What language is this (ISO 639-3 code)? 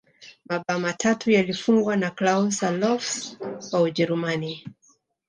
swa